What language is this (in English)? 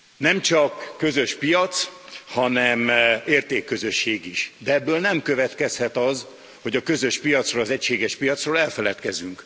Hungarian